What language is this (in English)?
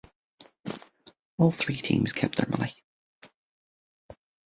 English